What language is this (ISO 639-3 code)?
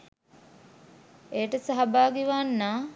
sin